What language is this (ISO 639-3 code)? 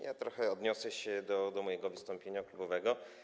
pol